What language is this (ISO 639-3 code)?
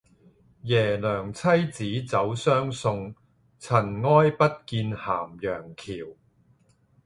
yue